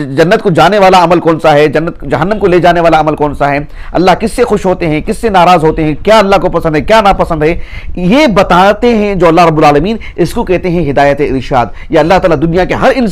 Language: Arabic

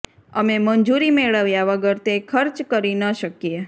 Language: Gujarati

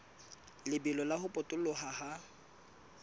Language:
Southern Sotho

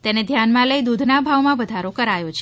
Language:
Gujarati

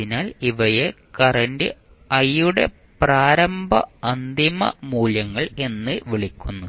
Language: Malayalam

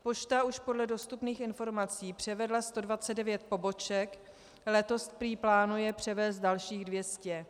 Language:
Czech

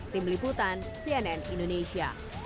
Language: Indonesian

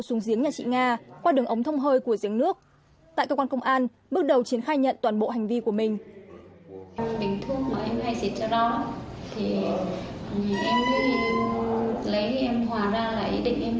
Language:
Vietnamese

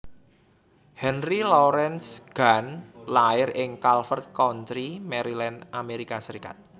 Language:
Javanese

